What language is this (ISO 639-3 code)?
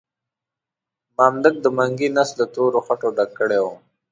pus